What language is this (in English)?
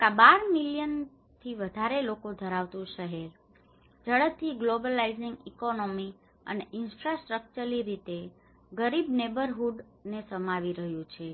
Gujarati